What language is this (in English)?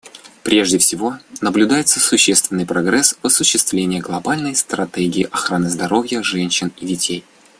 Russian